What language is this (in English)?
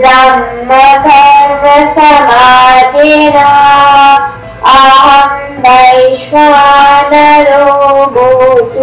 Telugu